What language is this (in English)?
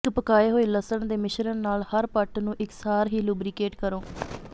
Punjabi